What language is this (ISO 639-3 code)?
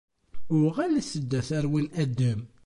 kab